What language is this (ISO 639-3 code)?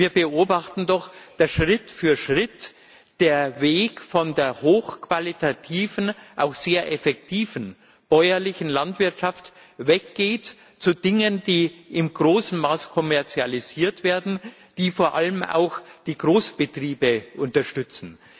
deu